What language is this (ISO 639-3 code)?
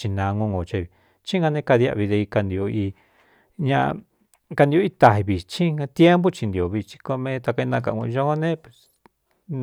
xtu